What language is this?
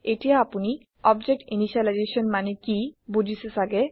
Assamese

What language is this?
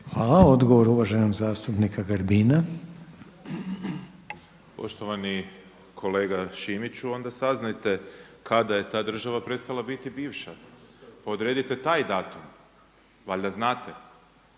Croatian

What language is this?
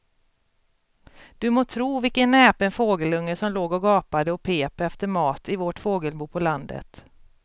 Swedish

